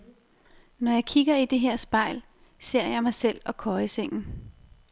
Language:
Danish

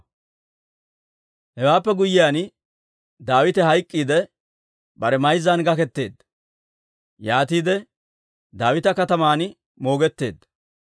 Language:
Dawro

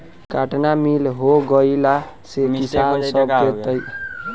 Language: Bhojpuri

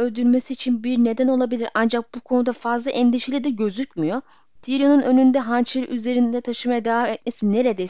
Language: Turkish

